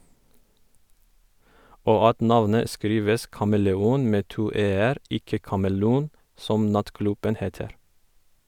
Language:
Norwegian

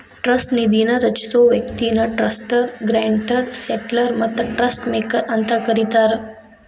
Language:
Kannada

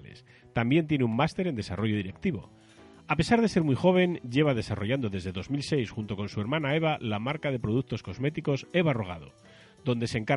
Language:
Spanish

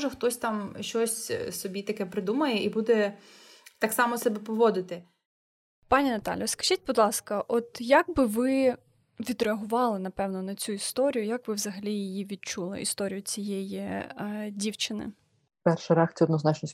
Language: Ukrainian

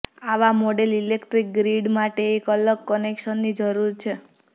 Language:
Gujarati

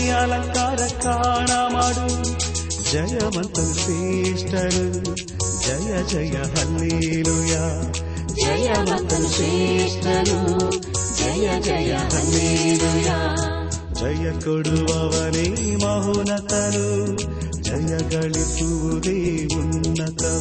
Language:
Kannada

